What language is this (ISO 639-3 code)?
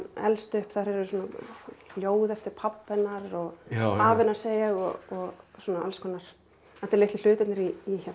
isl